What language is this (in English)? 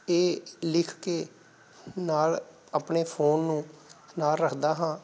Punjabi